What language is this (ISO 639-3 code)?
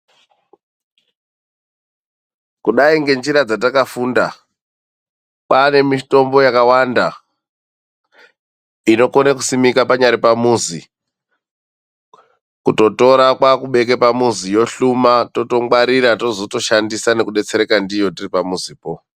ndc